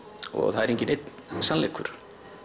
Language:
Icelandic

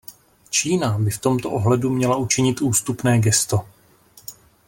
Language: Czech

